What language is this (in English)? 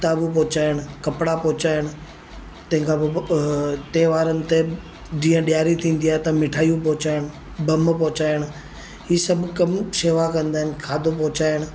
Sindhi